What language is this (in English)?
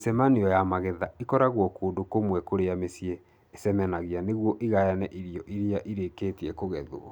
Kikuyu